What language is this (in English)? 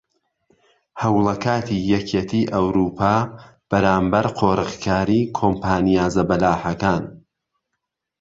Central Kurdish